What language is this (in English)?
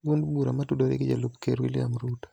Luo (Kenya and Tanzania)